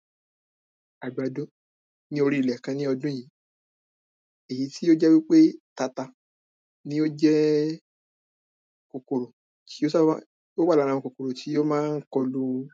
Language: Yoruba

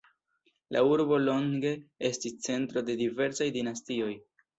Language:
Esperanto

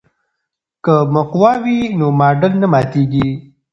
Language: Pashto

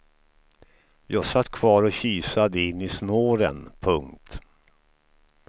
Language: Swedish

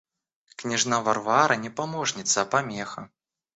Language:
Russian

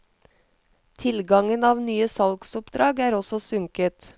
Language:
Norwegian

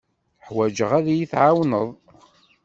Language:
Kabyle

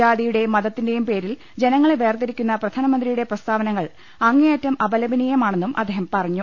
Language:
Malayalam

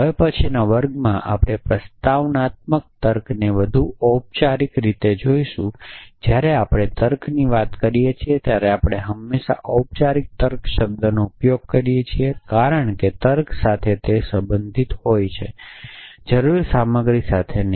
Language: Gujarati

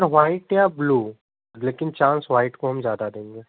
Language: Hindi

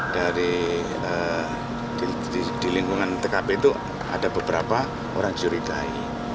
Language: Indonesian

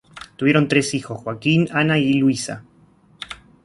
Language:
Spanish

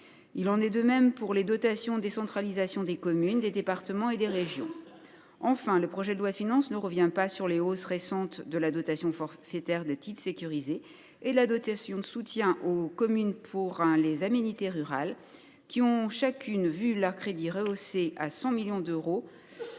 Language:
French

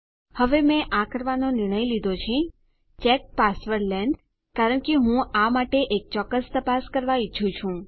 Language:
Gujarati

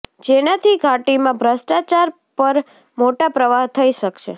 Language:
Gujarati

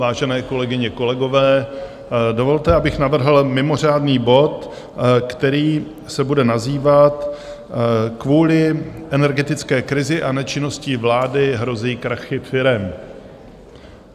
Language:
Czech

